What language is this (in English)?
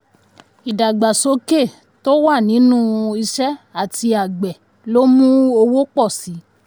Yoruba